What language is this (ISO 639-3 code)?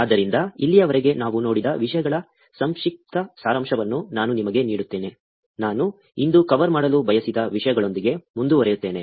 kan